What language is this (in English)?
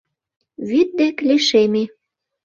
Mari